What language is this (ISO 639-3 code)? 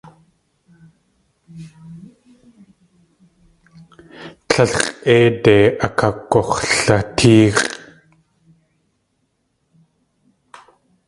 tli